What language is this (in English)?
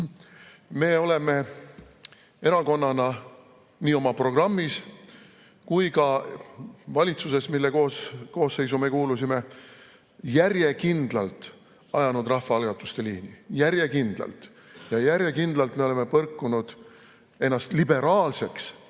Estonian